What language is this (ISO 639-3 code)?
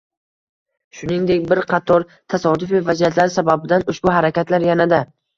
uzb